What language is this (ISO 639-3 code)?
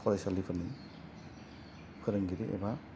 brx